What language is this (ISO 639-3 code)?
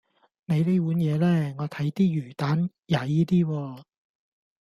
yue